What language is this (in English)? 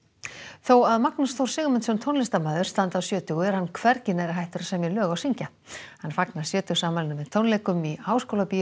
Icelandic